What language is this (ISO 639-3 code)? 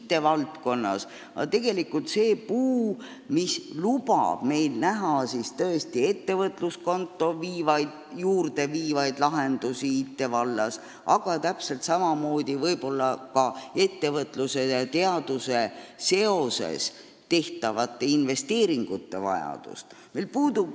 est